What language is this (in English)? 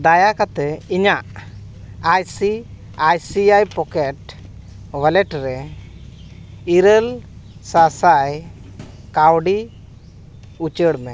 Santali